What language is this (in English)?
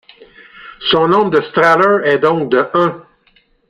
French